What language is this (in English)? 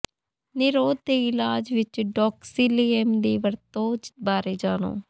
Punjabi